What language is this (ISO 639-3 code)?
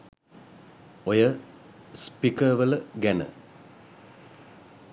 sin